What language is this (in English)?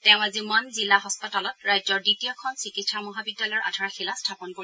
Assamese